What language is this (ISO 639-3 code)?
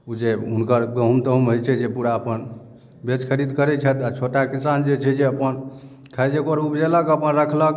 mai